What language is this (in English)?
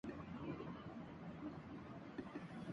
Urdu